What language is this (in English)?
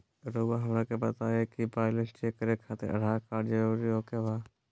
Magahi